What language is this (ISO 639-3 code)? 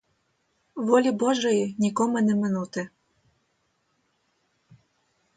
ukr